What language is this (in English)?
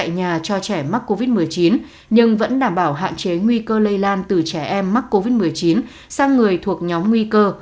Vietnamese